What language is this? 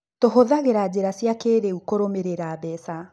Kikuyu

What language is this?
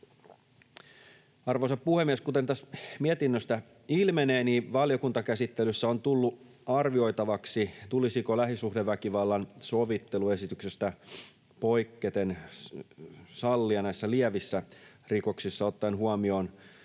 Finnish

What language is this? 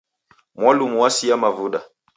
Taita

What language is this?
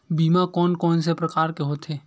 Chhattisgarhi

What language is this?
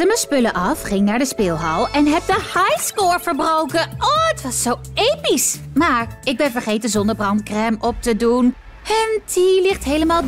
Dutch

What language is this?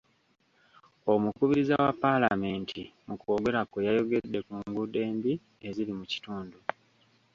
Ganda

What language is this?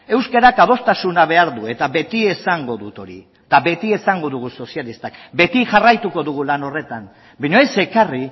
Basque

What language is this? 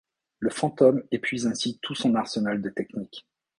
French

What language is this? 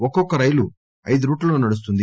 Telugu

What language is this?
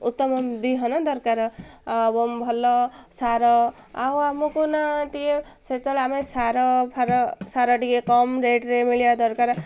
Odia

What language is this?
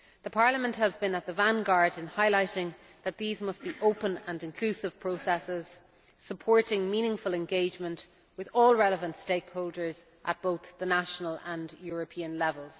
English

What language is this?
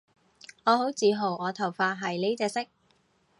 Cantonese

